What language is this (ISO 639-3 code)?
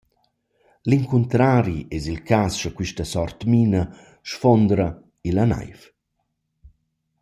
roh